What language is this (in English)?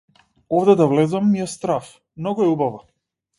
Macedonian